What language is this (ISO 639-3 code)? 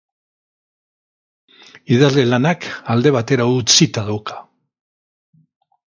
eus